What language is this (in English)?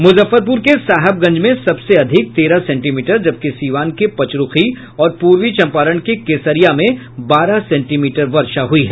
Hindi